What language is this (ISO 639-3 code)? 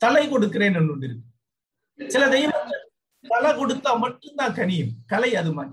tam